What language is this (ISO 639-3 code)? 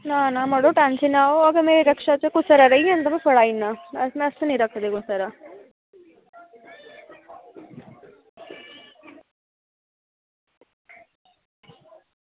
doi